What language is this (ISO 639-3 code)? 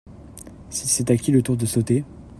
fra